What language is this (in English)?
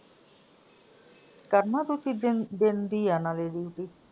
Punjabi